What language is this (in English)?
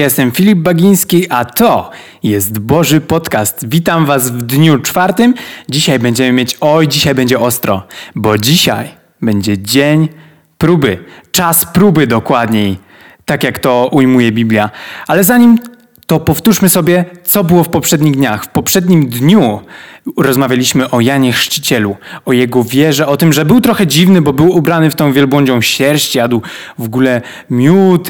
Polish